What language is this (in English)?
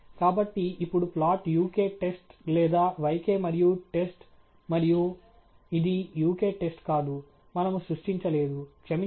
Telugu